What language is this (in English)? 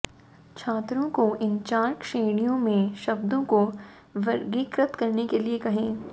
Hindi